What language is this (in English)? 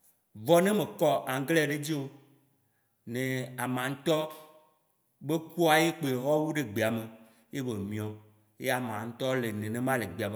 Waci Gbe